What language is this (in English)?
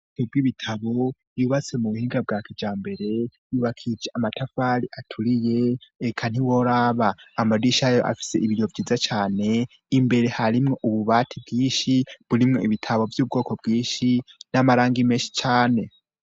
Rundi